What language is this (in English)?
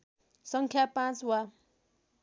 Nepali